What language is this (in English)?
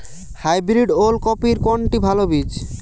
Bangla